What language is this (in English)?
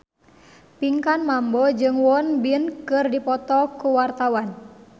Sundanese